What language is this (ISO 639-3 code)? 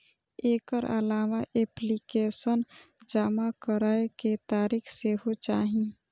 mai